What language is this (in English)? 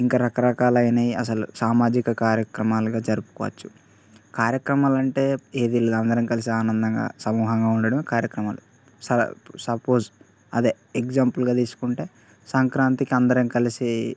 Telugu